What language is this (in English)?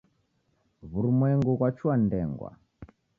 Taita